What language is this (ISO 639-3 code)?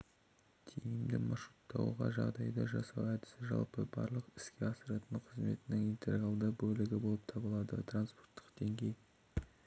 kaz